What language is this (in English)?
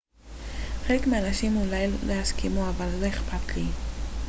Hebrew